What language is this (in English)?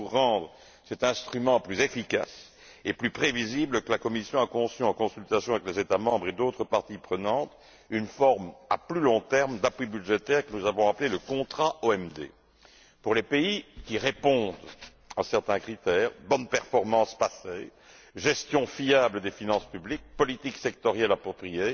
French